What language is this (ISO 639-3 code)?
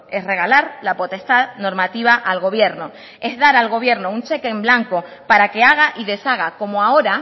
spa